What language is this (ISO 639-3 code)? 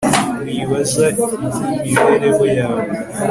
kin